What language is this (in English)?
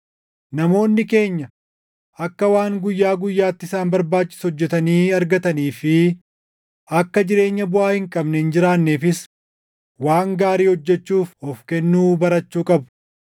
Oromo